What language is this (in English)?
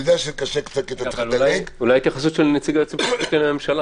Hebrew